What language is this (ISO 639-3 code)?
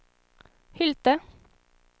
swe